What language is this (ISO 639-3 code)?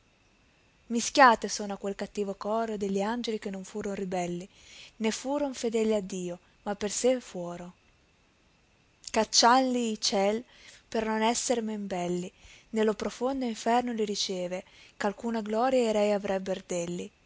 ita